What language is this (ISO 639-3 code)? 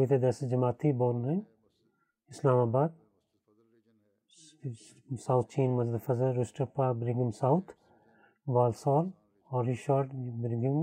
bul